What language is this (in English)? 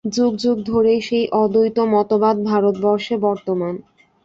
Bangla